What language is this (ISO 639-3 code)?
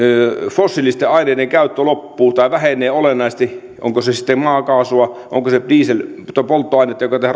fin